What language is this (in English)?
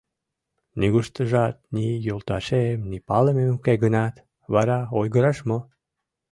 Mari